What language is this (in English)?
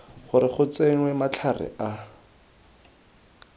Tswana